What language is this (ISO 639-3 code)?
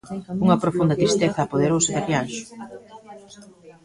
glg